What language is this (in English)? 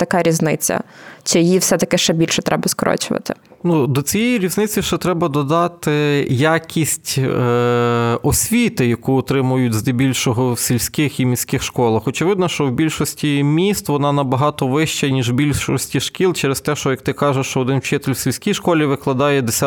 Ukrainian